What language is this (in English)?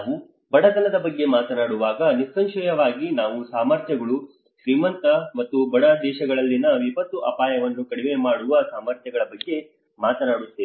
Kannada